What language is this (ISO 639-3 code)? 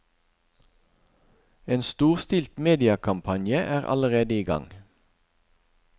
nor